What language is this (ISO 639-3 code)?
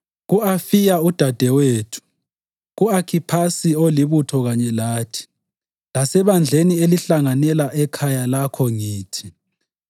nde